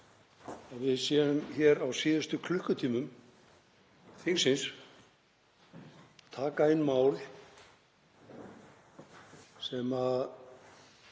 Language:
Icelandic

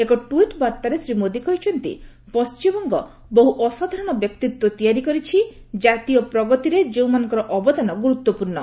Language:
Odia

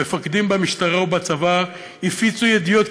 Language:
Hebrew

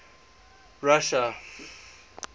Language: English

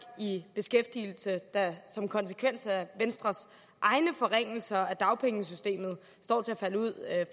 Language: Danish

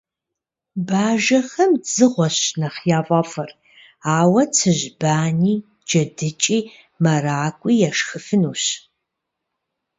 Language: Kabardian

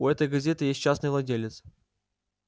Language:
Russian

